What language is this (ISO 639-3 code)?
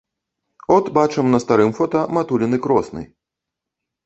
bel